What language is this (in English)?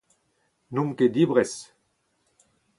Breton